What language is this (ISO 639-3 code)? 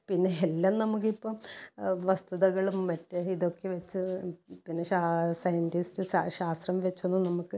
mal